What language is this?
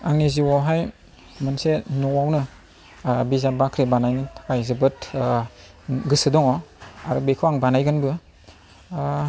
Bodo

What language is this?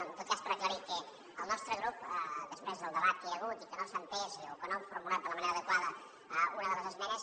Catalan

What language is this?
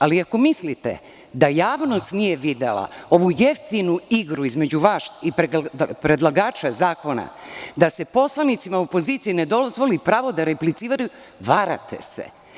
Serbian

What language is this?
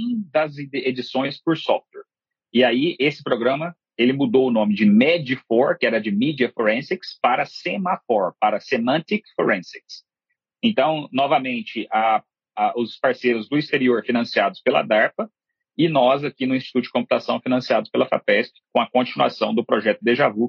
Portuguese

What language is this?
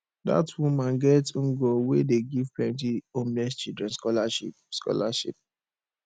Nigerian Pidgin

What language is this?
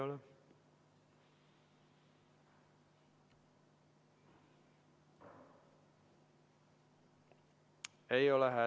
Estonian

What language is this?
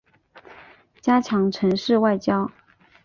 Chinese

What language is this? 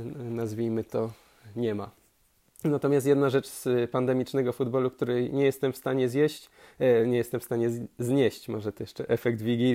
Polish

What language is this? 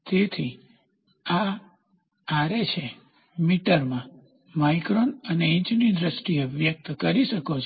Gujarati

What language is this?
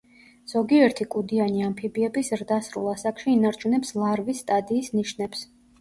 Georgian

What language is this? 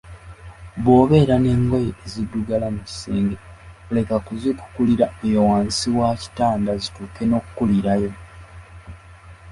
Ganda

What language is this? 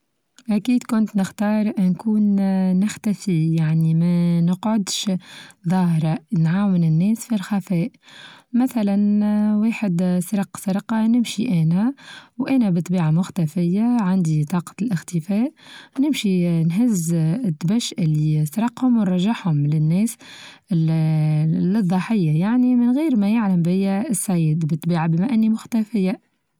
Tunisian Arabic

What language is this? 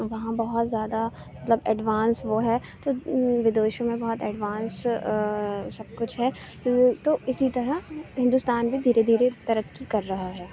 Urdu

